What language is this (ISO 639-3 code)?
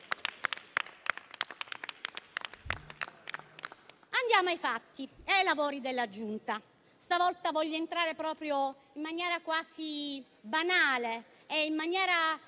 ita